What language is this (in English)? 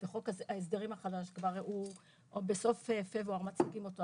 Hebrew